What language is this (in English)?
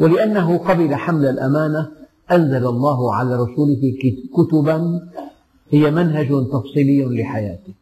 Arabic